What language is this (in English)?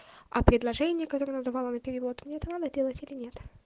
Russian